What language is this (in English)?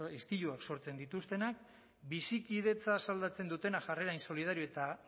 Basque